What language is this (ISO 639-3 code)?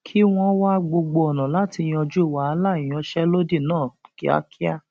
yor